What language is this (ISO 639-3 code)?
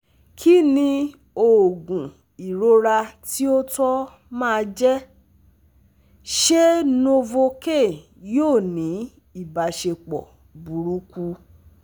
yor